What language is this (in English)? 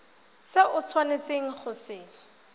Tswana